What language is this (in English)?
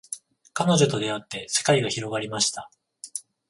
Japanese